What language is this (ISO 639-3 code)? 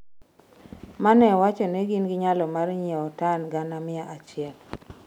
luo